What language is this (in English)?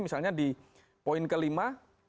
Indonesian